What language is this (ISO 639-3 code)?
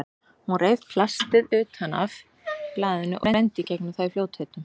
isl